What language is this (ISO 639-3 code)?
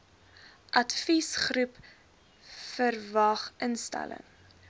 afr